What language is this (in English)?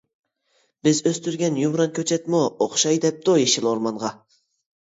Uyghur